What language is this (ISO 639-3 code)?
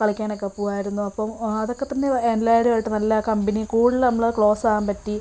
mal